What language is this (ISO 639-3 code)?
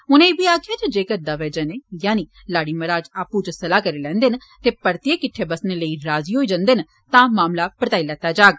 doi